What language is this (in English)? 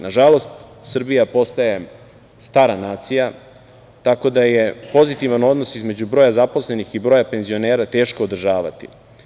Serbian